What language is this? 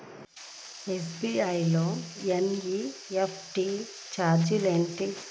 Telugu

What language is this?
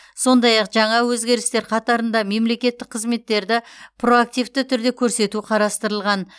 Kazakh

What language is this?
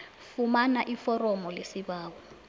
South Ndebele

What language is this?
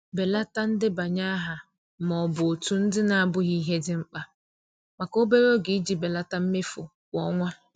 Igbo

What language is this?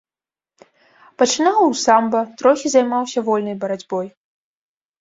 Belarusian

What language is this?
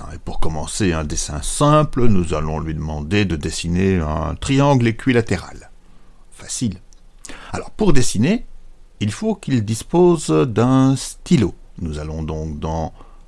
French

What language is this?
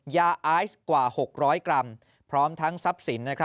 Thai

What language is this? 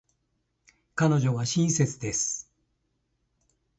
Japanese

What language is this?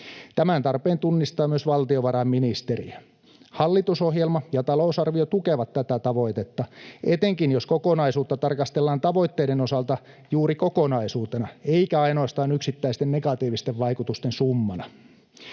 Finnish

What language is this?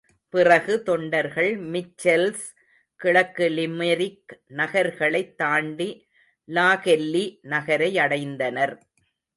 Tamil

